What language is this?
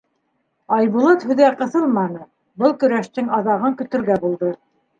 Bashkir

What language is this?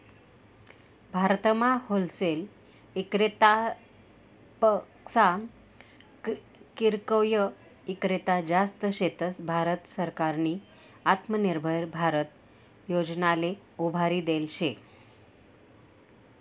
Marathi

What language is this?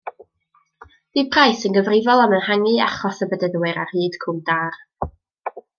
Welsh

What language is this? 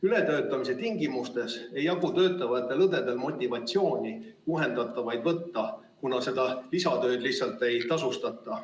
Estonian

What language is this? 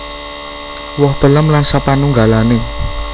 Javanese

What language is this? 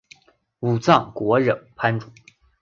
Chinese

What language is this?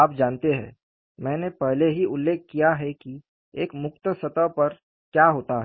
Hindi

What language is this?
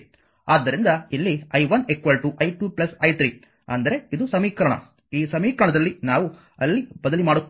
Kannada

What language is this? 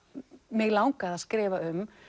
Icelandic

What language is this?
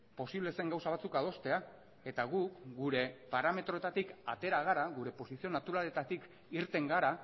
Basque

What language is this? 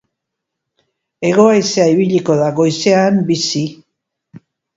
Basque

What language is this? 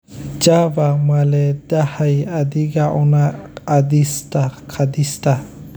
Somali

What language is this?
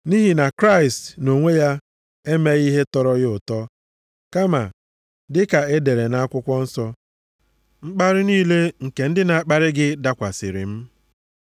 Igbo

